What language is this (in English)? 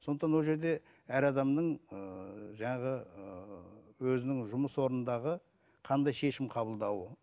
Kazakh